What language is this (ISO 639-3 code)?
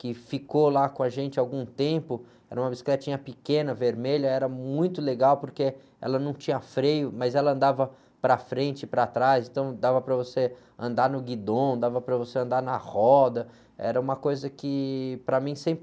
por